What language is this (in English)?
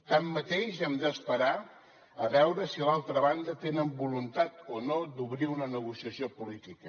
Catalan